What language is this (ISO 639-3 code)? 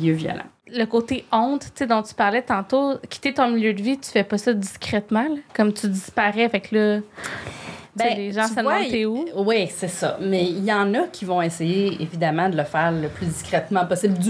fra